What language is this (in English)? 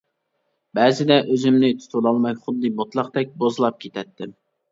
Uyghur